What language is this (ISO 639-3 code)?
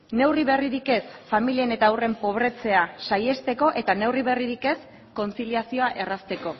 eus